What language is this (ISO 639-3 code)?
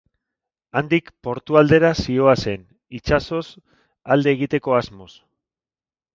eus